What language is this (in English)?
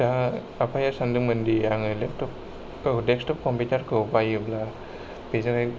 Bodo